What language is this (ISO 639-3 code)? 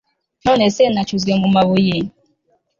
kin